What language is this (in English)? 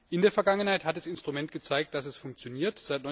German